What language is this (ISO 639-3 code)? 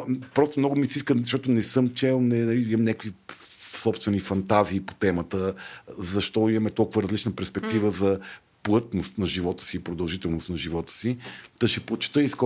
bul